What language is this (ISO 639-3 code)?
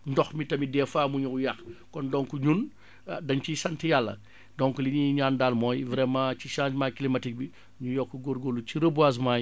wol